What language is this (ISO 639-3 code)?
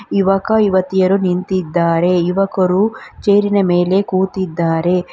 kan